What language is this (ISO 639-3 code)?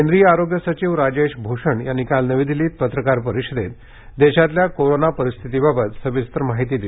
mar